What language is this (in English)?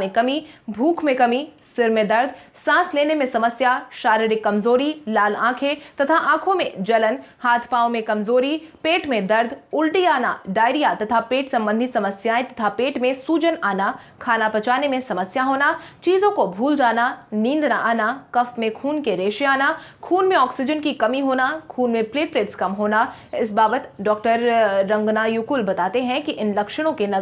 Hindi